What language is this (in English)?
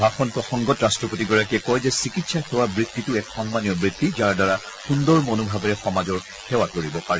Assamese